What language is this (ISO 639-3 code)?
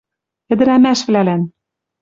mrj